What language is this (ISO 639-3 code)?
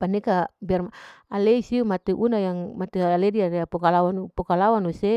alo